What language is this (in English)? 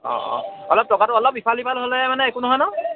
Assamese